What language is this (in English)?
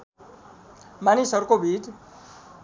Nepali